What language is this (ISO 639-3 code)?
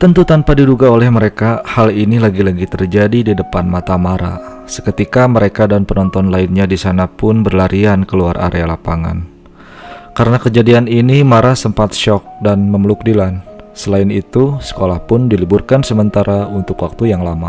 ind